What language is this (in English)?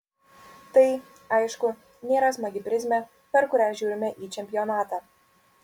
Lithuanian